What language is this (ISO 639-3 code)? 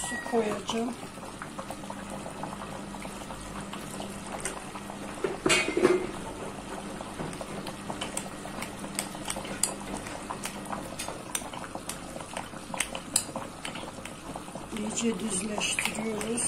tur